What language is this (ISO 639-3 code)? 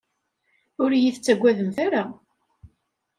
kab